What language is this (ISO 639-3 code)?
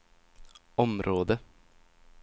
swe